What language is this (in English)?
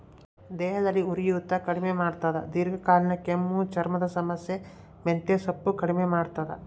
Kannada